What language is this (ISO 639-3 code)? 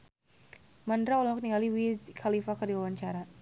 sun